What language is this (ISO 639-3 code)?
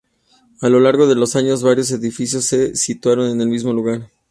spa